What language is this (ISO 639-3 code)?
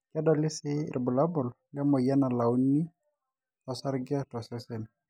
mas